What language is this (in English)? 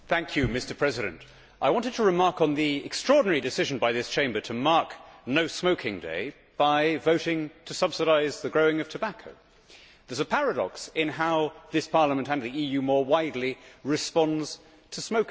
English